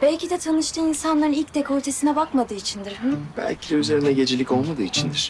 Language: Turkish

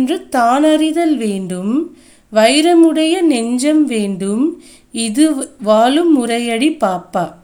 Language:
Tamil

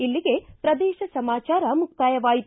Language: Kannada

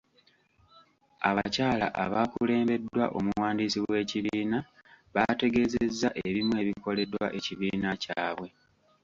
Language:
Ganda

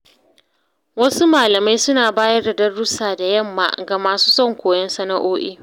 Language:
Hausa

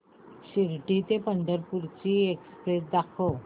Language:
Marathi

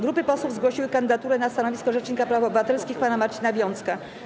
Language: Polish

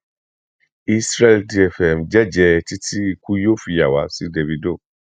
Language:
Yoruba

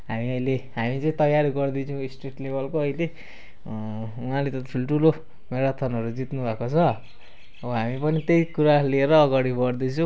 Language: Nepali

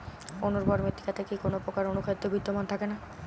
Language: Bangla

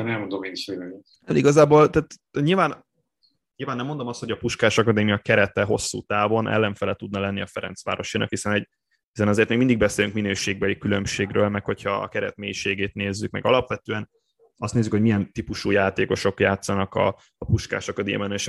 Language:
Hungarian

